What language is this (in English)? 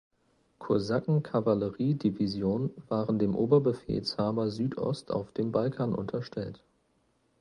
German